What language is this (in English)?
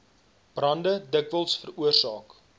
Afrikaans